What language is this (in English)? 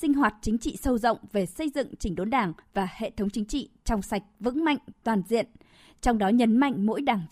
Vietnamese